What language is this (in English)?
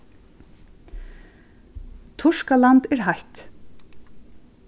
Faroese